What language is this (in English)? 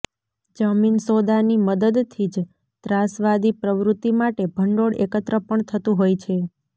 Gujarati